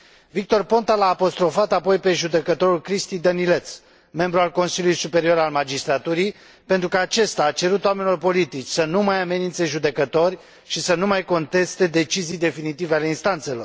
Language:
Romanian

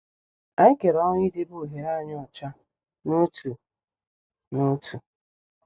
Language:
Igbo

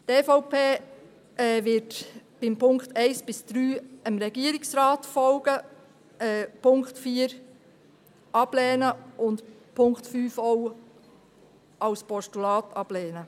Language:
Swiss German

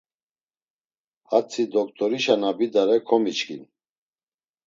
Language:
Laz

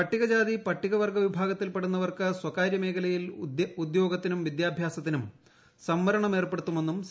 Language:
Malayalam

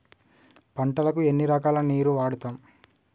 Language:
Telugu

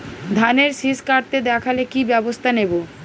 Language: Bangla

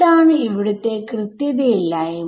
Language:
Malayalam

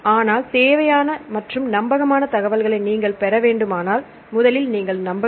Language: Tamil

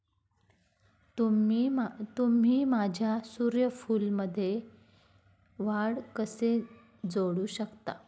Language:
Marathi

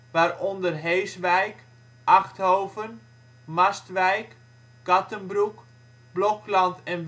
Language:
Dutch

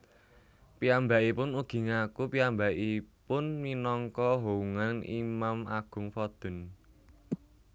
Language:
Javanese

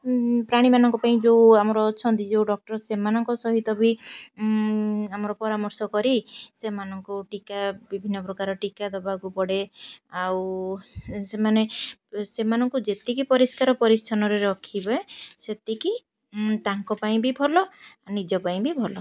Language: Odia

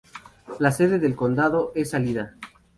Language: Spanish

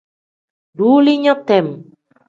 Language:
Tem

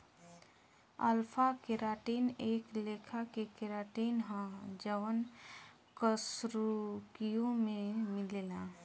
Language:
Bhojpuri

